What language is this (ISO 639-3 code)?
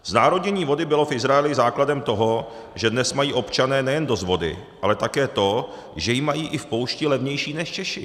ces